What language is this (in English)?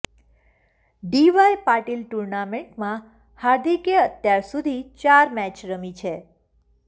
Gujarati